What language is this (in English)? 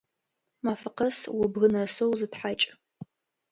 Adyghe